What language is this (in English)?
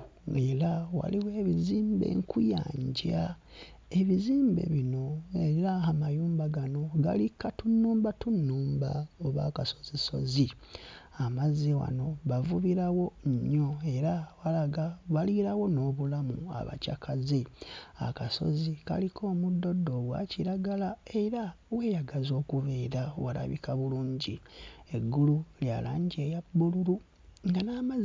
Ganda